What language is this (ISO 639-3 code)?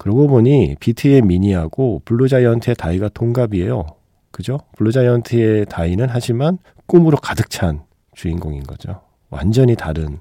kor